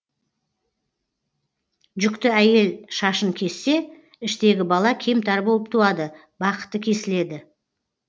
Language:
Kazakh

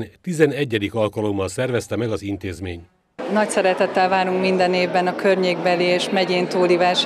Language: Hungarian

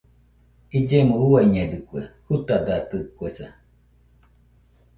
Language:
Nüpode Huitoto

